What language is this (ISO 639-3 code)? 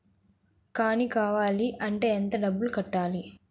tel